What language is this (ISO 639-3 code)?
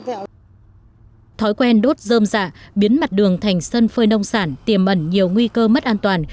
vie